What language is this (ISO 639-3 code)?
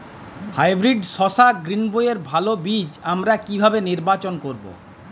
ben